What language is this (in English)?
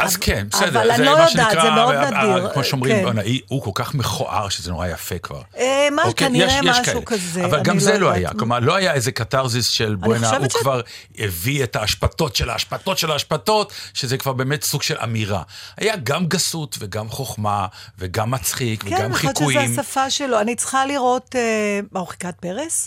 Hebrew